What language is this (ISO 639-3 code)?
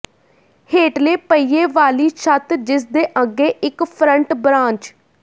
pan